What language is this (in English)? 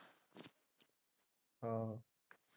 Punjabi